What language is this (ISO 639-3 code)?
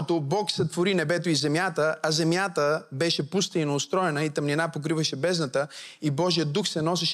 bul